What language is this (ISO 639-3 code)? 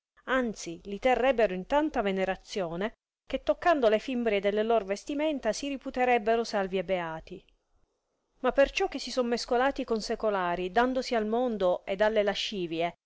ita